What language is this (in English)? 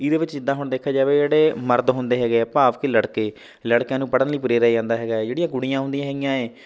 Punjabi